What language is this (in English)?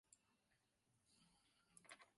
Chinese